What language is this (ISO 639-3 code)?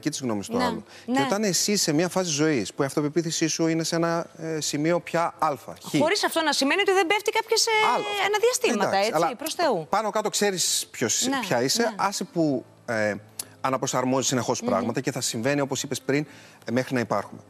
ell